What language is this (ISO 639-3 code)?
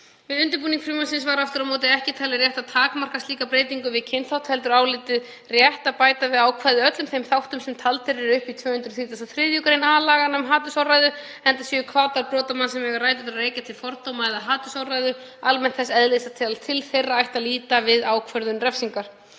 isl